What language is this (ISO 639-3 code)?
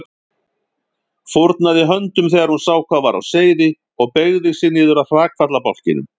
isl